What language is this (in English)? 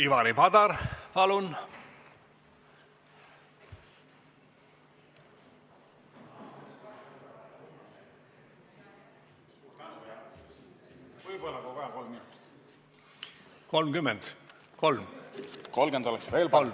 Estonian